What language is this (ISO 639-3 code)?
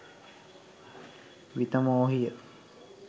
sin